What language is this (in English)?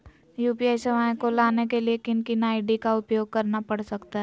Magahi